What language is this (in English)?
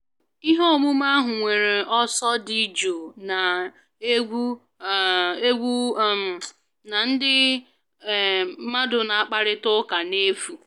Igbo